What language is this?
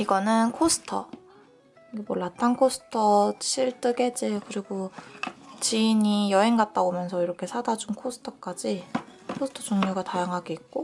Korean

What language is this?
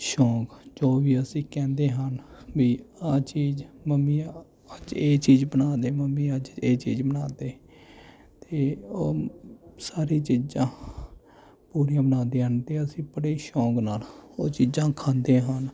Punjabi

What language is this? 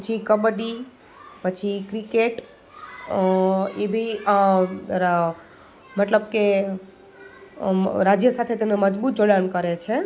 Gujarati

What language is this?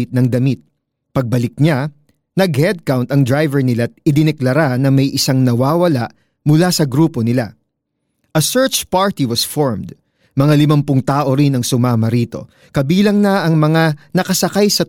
Filipino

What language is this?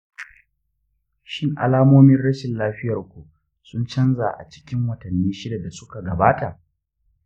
Hausa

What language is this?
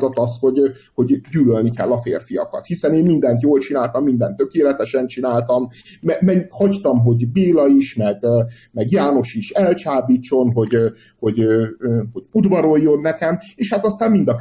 Hungarian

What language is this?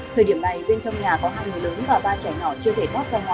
Vietnamese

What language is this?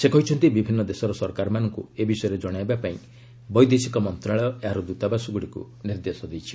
Odia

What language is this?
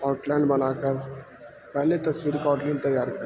Urdu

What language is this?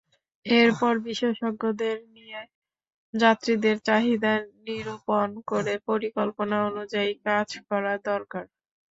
Bangla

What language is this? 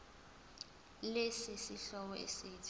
Zulu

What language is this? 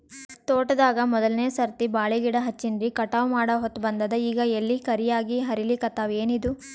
Kannada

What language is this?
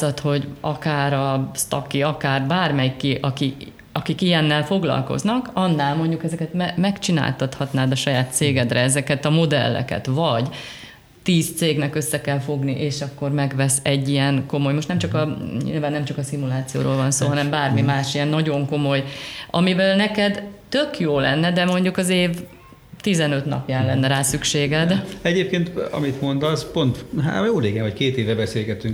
Hungarian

